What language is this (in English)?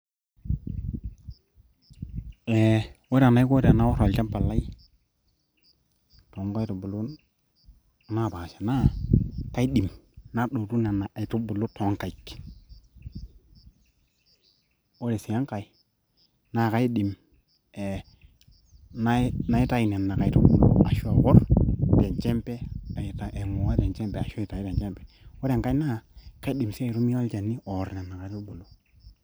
Masai